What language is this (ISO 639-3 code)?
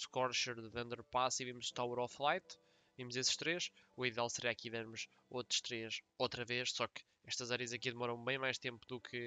por